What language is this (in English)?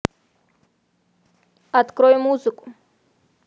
Russian